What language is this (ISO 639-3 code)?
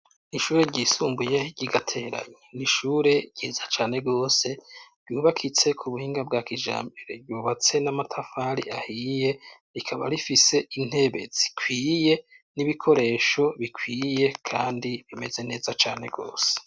run